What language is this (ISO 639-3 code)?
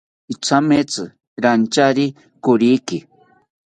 cpy